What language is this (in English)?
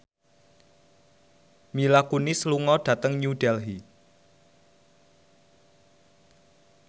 Javanese